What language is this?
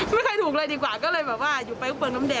Thai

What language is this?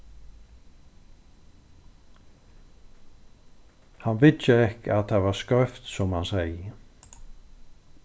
Faroese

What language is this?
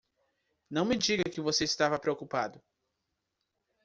Portuguese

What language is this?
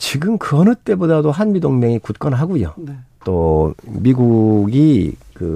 Korean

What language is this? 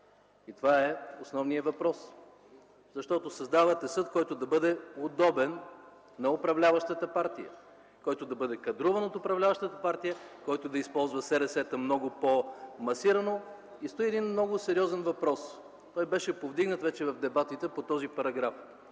Bulgarian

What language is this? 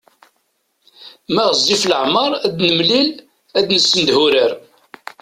Kabyle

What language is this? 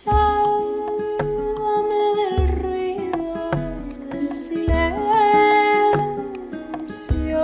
Dutch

